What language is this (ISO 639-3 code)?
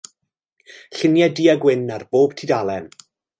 cym